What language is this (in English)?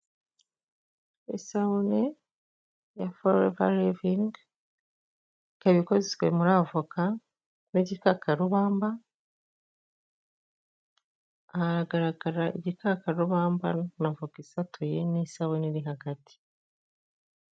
Kinyarwanda